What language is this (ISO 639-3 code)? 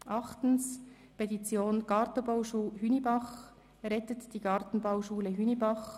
gsw